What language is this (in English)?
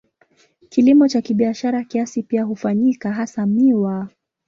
Swahili